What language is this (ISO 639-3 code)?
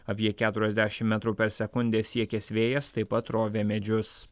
lit